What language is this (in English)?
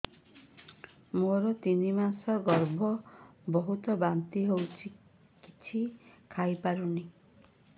Odia